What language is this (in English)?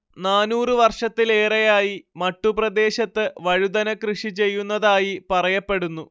Malayalam